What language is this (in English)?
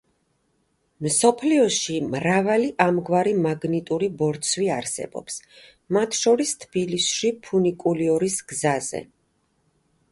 Georgian